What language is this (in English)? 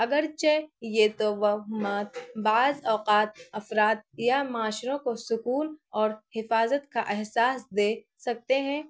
Urdu